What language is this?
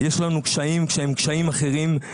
Hebrew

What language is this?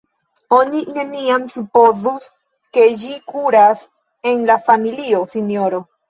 Esperanto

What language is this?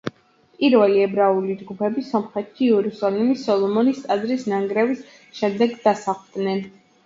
Georgian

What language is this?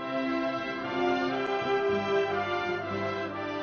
German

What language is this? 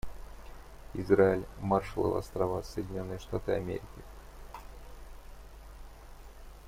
Russian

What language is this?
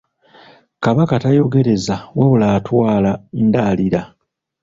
Ganda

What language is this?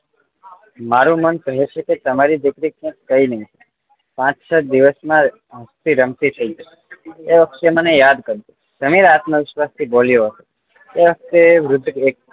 Gujarati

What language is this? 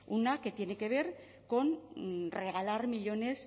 Spanish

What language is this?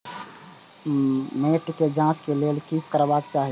Maithili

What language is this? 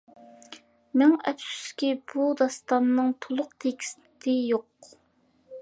Uyghur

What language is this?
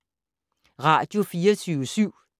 Danish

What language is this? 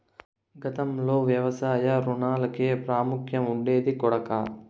Telugu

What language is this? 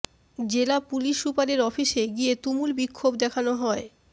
Bangla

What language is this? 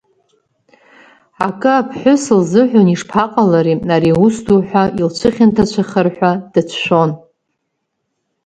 Abkhazian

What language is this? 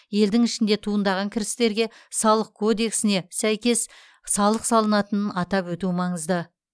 Kazakh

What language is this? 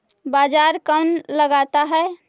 Magahi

